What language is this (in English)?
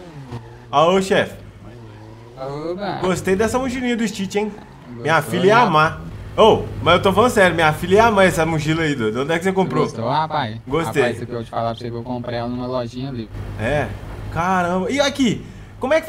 Portuguese